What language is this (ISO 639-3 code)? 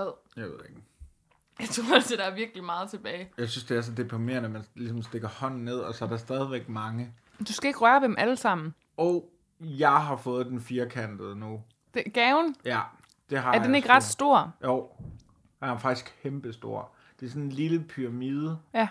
dan